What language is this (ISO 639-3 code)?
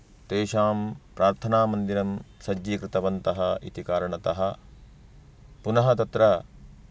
san